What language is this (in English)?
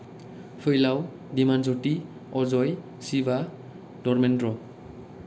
Bodo